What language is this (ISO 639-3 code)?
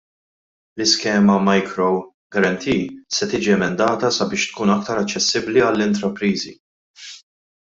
mlt